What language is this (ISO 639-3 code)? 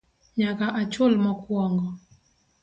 luo